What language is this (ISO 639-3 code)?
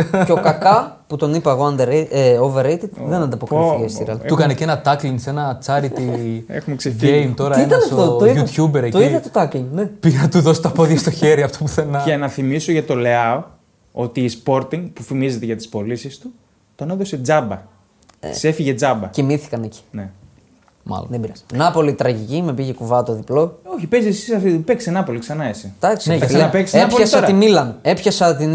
ell